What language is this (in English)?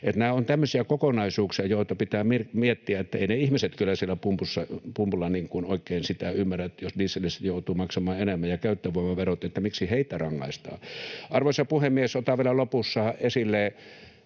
Finnish